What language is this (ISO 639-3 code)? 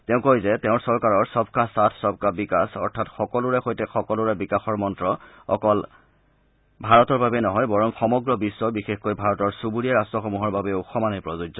asm